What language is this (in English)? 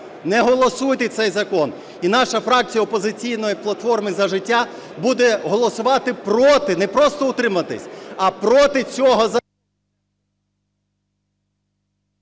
Ukrainian